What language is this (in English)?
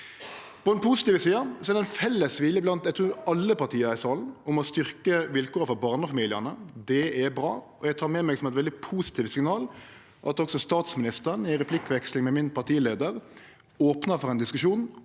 Norwegian